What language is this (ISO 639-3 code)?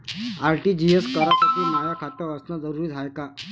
mar